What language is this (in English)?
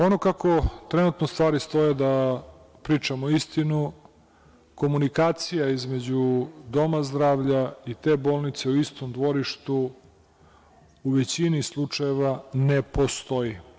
Serbian